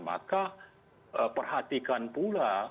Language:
Indonesian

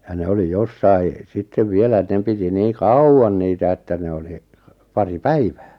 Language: Finnish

